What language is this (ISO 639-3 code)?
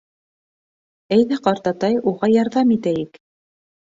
bak